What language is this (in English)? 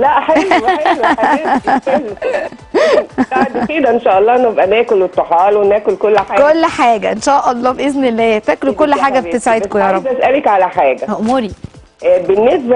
Arabic